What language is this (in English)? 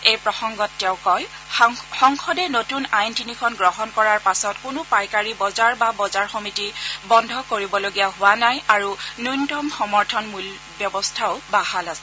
Assamese